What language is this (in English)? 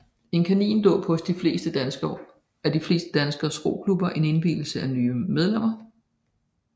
Danish